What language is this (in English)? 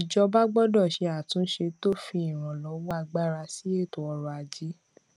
Yoruba